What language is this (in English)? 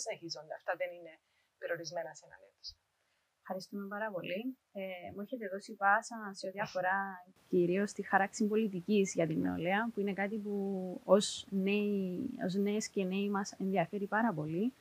Greek